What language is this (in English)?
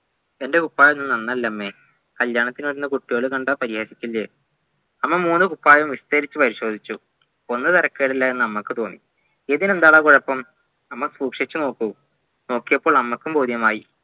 Malayalam